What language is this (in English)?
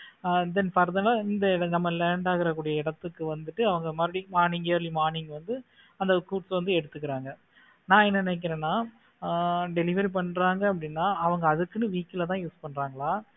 Tamil